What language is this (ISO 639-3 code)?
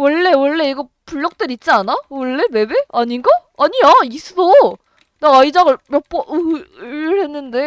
kor